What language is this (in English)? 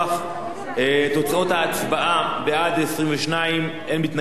Hebrew